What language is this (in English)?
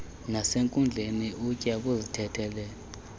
Xhosa